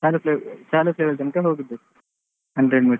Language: Kannada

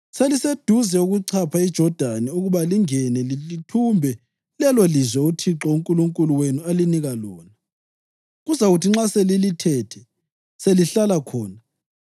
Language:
North Ndebele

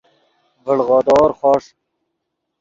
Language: Yidgha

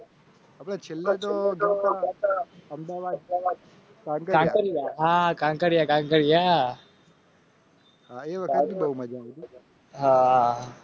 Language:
Gujarati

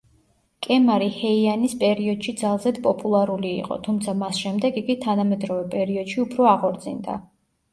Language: Georgian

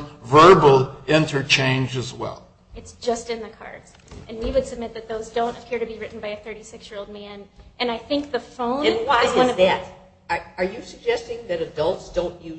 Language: English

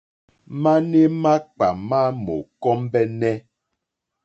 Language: Mokpwe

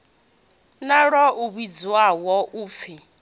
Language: Venda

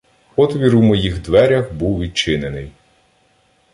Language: Ukrainian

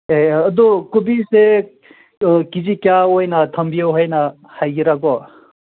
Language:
Manipuri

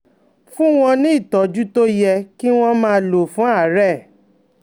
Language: Yoruba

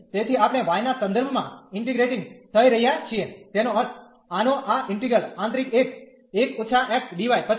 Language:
Gujarati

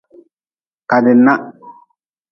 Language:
Nawdm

